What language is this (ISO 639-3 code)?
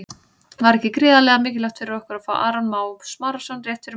isl